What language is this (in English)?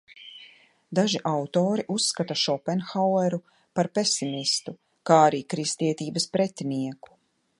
Latvian